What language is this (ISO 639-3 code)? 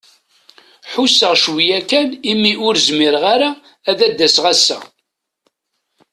kab